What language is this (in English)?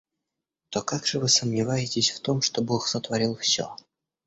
Russian